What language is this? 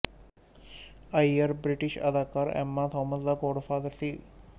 Punjabi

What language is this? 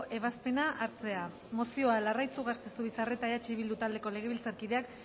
Basque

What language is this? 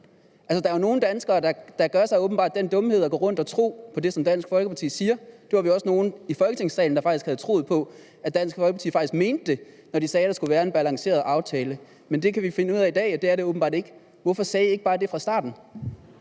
Danish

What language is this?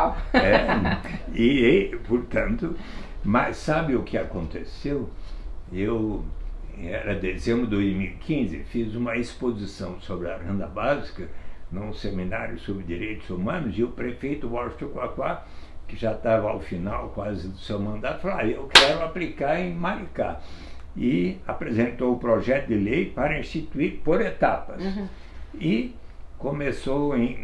Portuguese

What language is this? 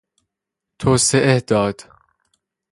Persian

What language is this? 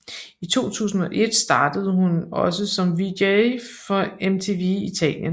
Danish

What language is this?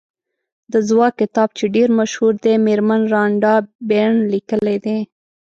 Pashto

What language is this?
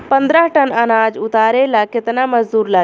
Bhojpuri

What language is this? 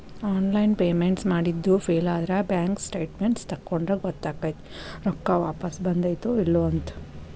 Kannada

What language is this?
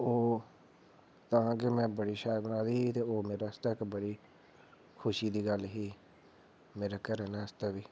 Dogri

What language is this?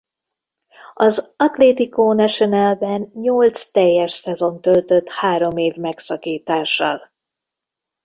Hungarian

